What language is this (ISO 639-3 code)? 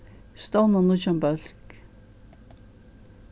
fao